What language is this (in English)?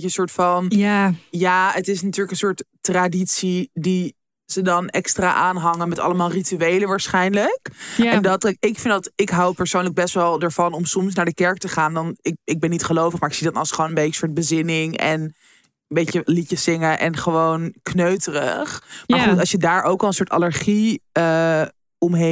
Dutch